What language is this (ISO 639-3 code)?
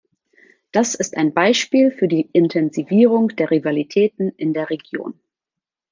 deu